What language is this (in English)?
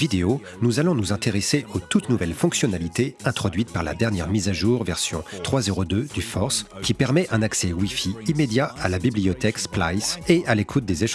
French